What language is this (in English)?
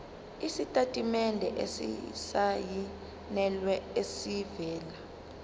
Zulu